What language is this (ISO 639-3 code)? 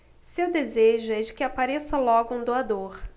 por